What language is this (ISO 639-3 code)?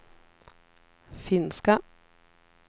swe